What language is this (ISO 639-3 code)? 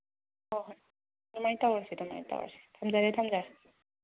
mni